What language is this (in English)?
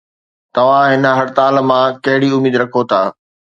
Sindhi